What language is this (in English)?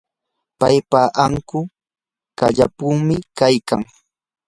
Yanahuanca Pasco Quechua